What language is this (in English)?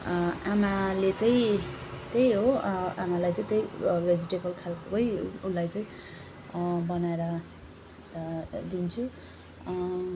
Nepali